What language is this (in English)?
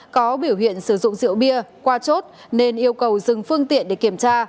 Vietnamese